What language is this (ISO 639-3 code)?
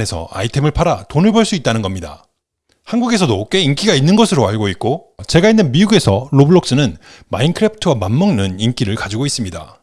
kor